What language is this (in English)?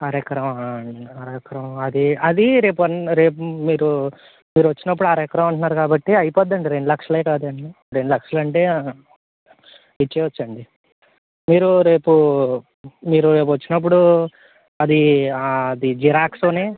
Telugu